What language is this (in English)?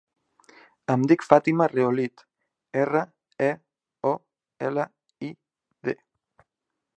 Catalan